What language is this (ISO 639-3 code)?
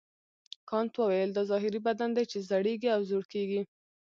pus